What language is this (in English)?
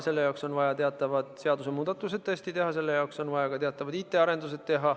Estonian